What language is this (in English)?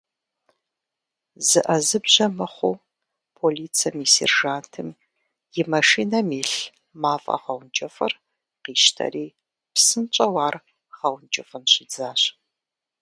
Kabardian